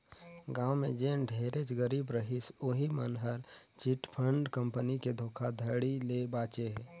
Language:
Chhattisgarhi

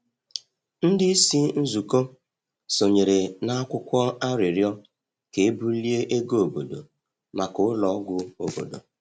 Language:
Igbo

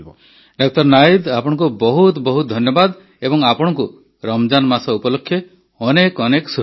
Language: Odia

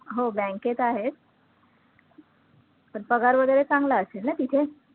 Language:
Marathi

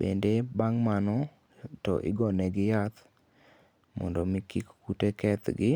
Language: Luo (Kenya and Tanzania)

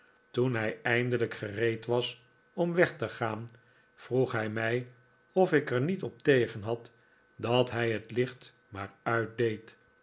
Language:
Dutch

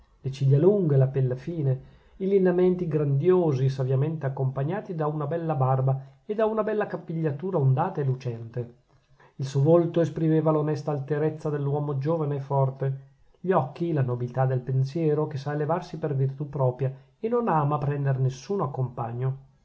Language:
Italian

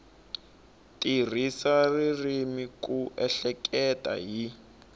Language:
Tsonga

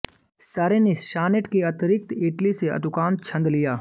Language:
Hindi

